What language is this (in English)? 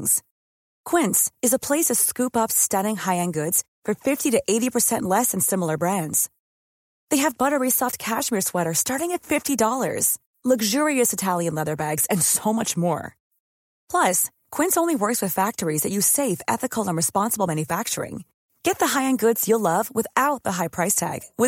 Swedish